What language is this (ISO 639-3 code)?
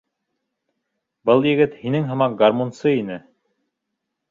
bak